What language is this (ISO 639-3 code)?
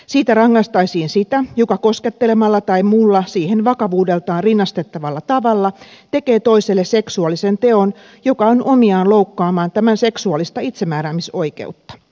fin